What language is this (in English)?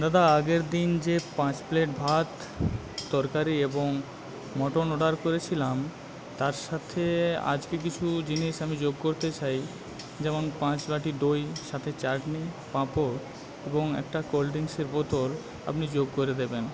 Bangla